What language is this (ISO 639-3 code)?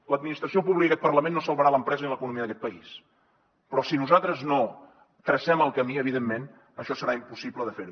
cat